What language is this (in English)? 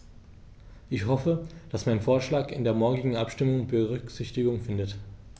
German